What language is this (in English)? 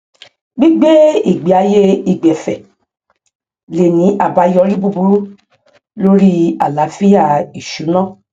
Yoruba